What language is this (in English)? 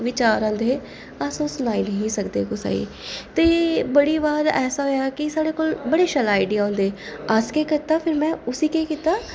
Dogri